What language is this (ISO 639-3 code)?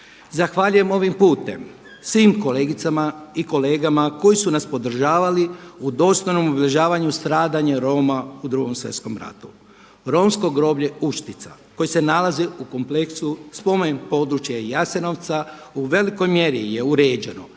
hrv